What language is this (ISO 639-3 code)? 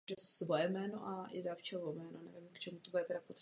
ces